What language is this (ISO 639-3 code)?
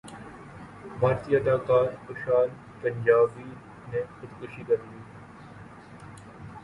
urd